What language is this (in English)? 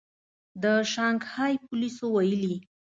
Pashto